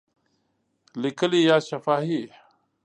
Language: Pashto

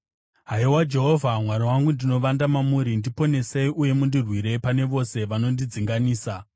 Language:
Shona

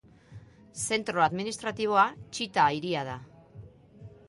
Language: Basque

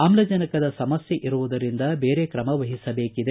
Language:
Kannada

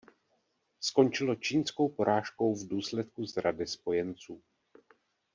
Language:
Czech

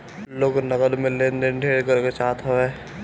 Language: Bhojpuri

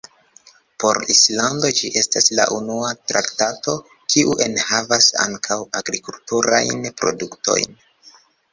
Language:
Esperanto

